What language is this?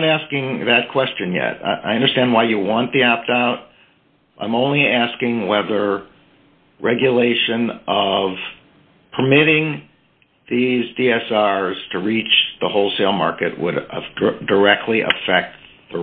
English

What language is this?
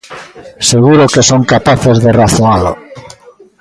Galician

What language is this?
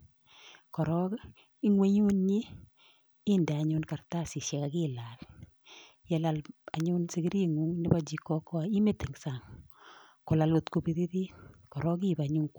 Kalenjin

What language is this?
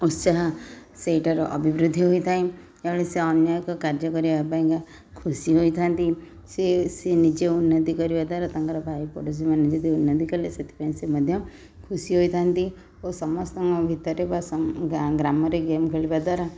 Odia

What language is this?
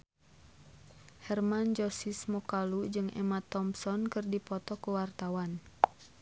Sundanese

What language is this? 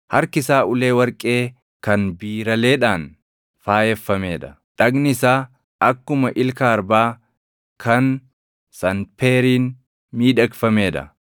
Oromo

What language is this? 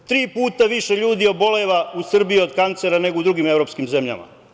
Serbian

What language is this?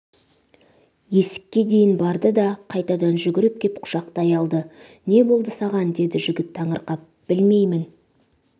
Kazakh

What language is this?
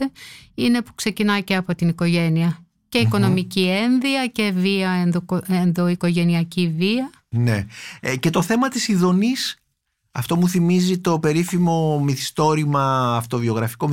Greek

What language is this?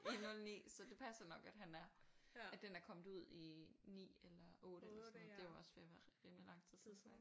Danish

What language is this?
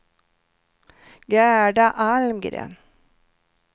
Swedish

